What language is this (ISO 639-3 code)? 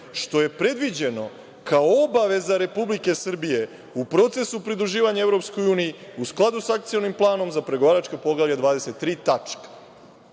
srp